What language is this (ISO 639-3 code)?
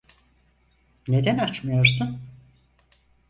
tur